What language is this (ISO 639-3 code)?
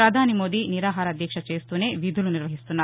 tel